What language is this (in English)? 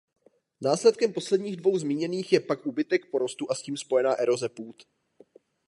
Czech